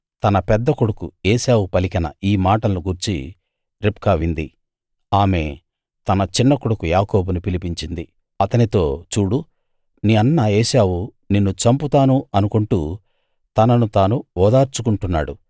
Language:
Telugu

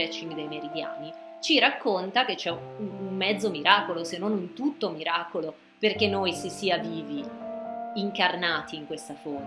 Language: Italian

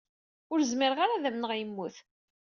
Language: Kabyle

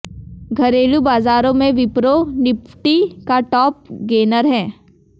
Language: Hindi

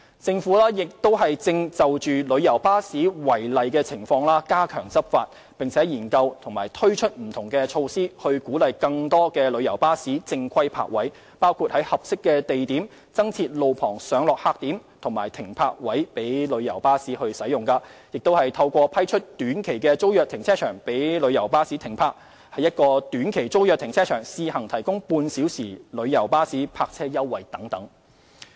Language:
Cantonese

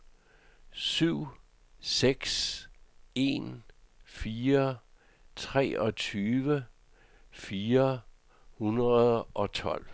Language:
Danish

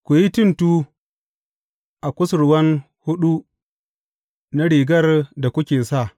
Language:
Hausa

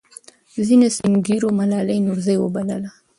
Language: Pashto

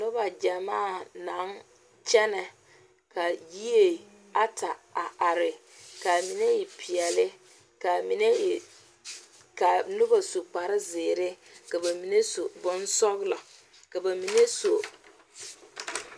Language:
Southern Dagaare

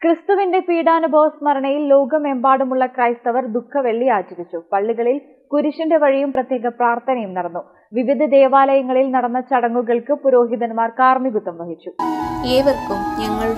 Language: Romanian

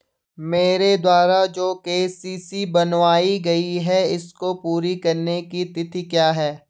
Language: Hindi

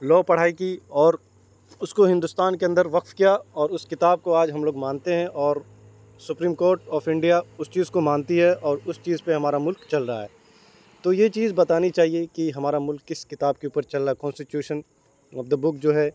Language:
Urdu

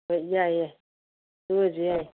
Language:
Manipuri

